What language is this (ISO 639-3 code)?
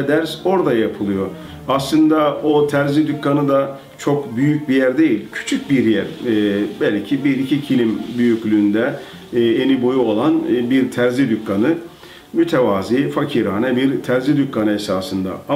tur